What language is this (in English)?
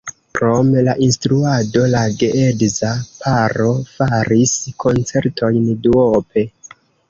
Esperanto